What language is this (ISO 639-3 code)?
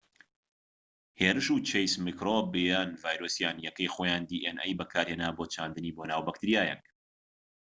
ckb